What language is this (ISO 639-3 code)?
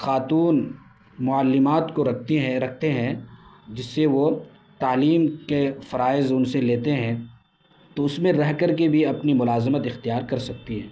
urd